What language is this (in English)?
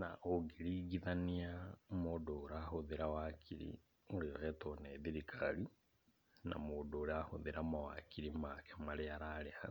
Kikuyu